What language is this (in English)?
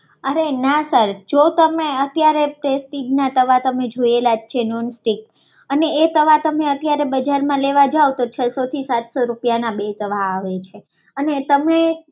Gujarati